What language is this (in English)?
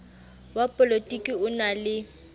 Southern Sotho